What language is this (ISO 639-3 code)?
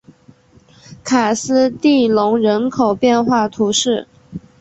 zho